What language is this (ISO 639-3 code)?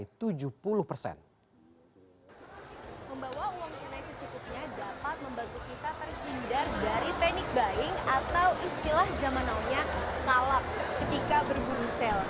ind